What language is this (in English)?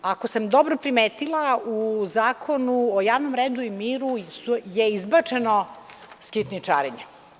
Serbian